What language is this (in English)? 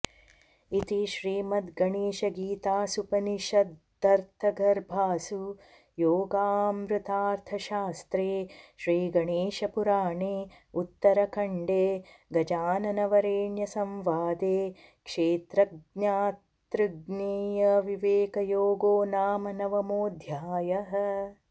Sanskrit